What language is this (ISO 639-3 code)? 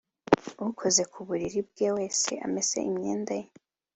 kin